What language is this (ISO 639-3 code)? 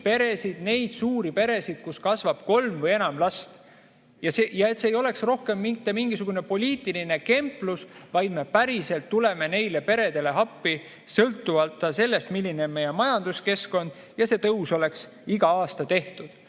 est